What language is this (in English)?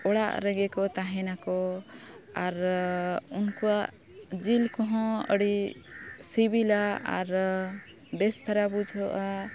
Santali